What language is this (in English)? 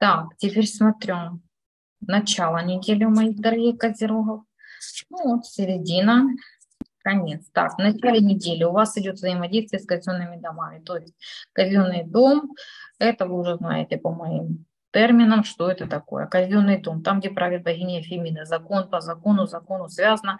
Russian